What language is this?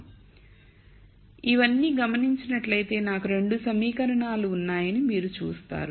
Telugu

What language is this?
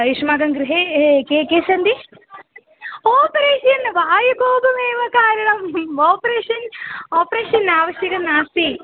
Sanskrit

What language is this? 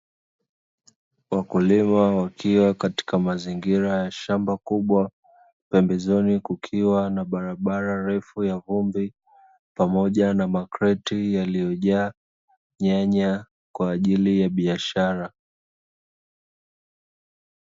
Swahili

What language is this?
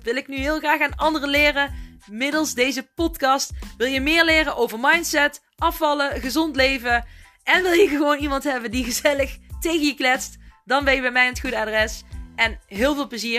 Dutch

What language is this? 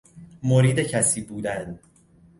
Persian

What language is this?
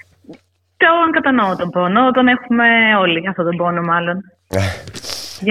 Greek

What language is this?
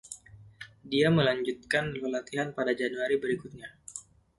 Indonesian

